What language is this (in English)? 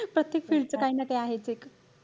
Marathi